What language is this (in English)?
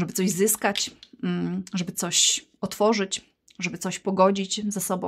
Polish